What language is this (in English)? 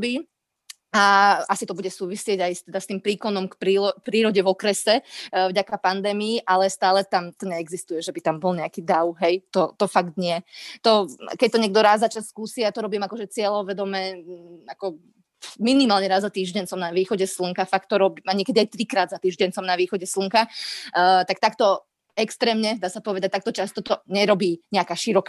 Slovak